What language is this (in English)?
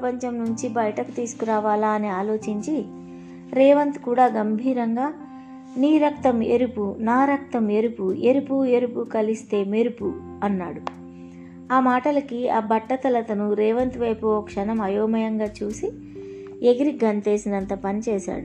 Telugu